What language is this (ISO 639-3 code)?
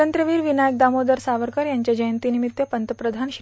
mar